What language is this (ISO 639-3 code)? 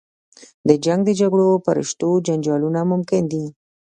pus